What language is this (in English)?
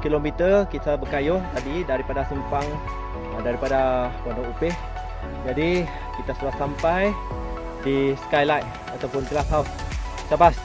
Malay